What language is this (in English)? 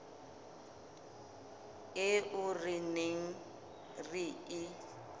Southern Sotho